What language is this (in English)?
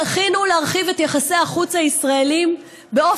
Hebrew